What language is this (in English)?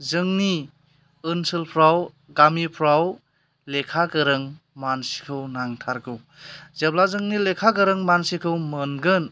Bodo